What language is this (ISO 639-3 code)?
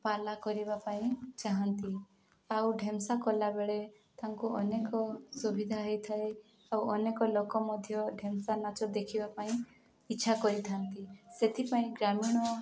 ori